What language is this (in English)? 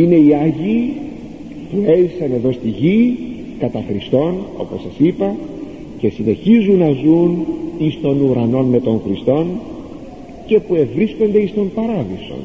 Greek